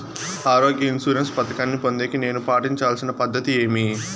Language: Telugu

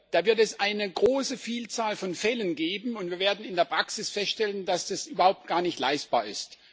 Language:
German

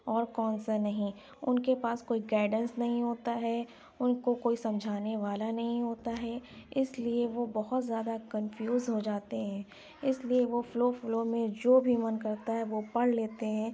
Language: Urdu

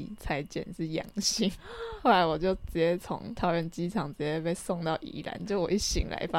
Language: Chinese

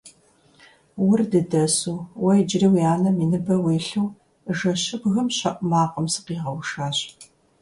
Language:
Kabardian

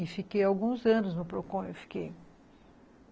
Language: Portuguese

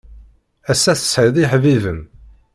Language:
Kabyle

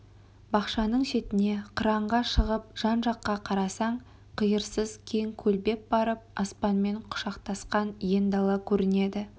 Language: Kazakh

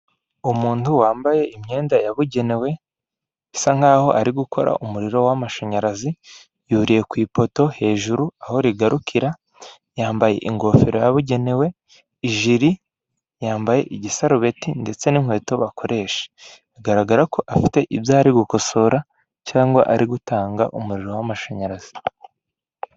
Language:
Kinyarwanda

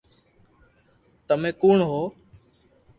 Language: Loarki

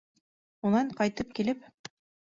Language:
Bashkir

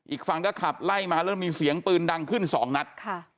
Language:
Thai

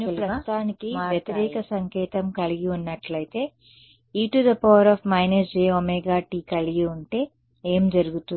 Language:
Telugu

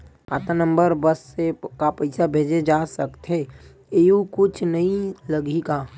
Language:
Chhattisgarhi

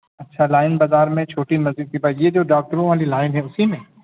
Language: Urdu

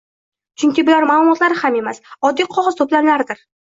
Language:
Uzbek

